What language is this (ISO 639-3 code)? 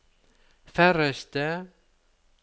nor